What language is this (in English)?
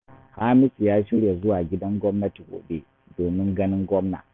Hausa